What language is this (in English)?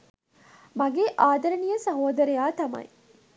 Sinhala